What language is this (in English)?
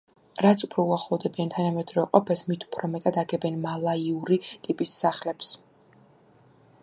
Georgian